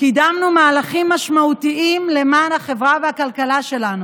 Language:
Hebrew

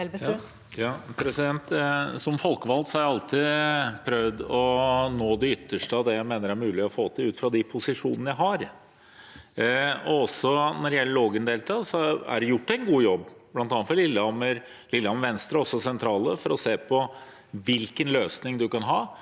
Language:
Norwegian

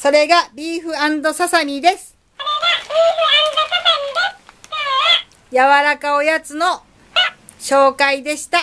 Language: Japanese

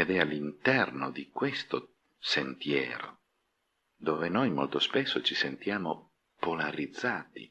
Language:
Italian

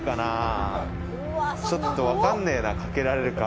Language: Japanese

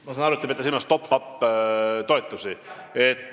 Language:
Estonian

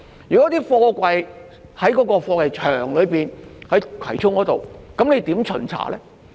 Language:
Cantonese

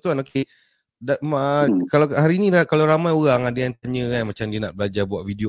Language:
Malay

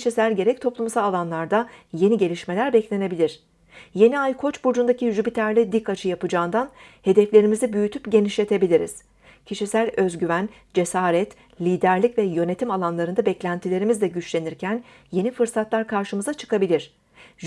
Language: Turkish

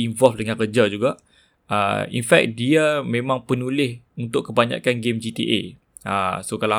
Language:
Malay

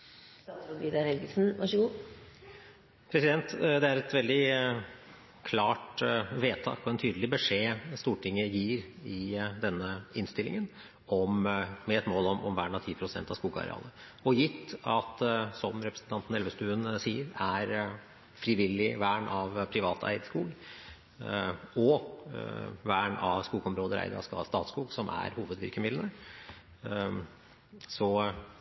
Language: Norwegian Bokmål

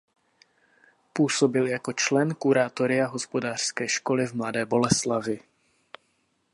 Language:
Czech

